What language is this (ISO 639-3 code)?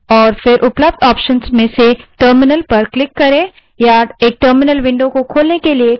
hin